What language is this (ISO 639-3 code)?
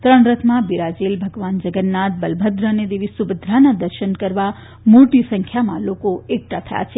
guj